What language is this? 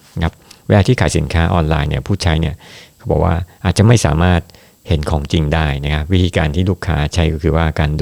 Thai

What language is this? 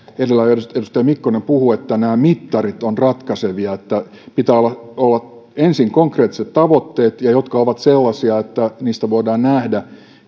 Finnish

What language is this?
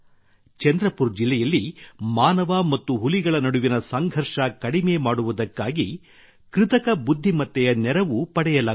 Kannada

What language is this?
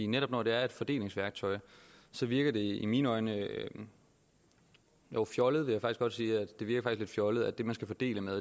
Danish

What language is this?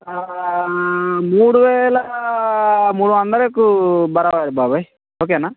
Telugu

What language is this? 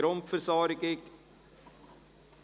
Swiss German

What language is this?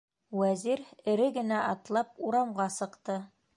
Bashkir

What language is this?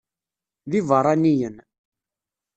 Kabyle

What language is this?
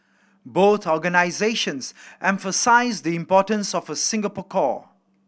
English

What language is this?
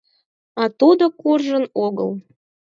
Mari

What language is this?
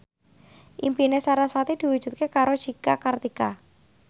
Javanese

